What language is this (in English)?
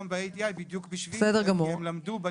Hebrew